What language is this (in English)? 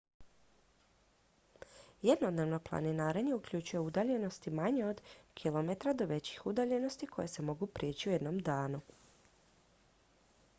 Croatian